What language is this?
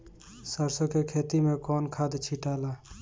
Bhojpuri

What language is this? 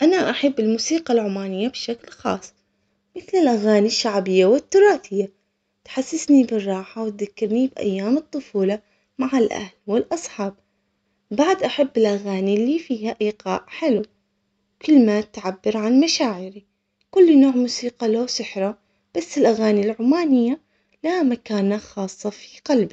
Omani Arabic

